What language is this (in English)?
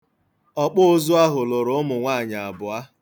Igbo